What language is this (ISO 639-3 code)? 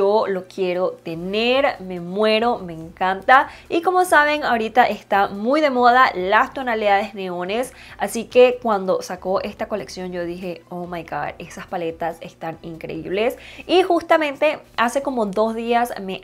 spa